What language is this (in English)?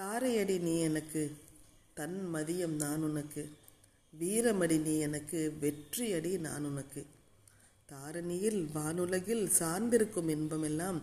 Tamil